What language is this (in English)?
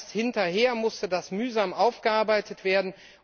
German